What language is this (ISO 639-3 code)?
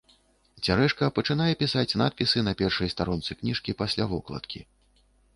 bel